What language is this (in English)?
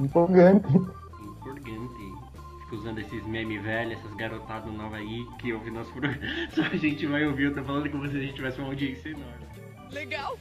Portuguese